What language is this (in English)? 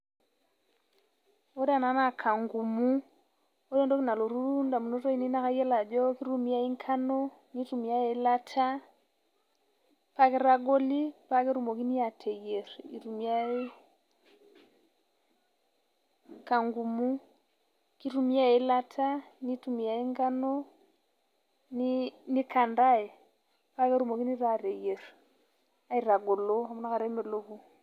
Masai